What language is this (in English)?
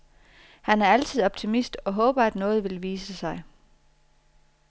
Danish